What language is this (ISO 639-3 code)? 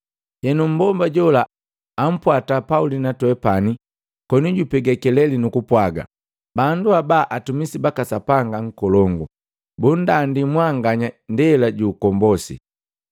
mgv